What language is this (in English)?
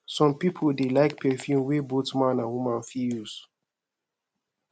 Nigerian Pidgin